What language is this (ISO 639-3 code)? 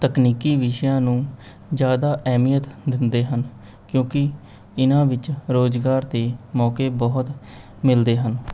pan